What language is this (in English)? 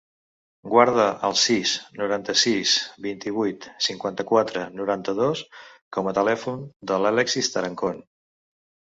Catalan